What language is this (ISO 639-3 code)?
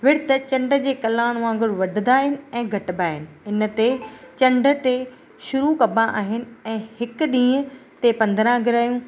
snd